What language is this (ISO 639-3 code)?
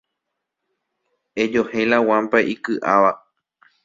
grn